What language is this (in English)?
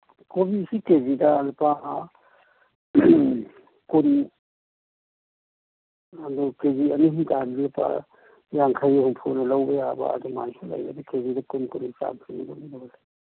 Manipuri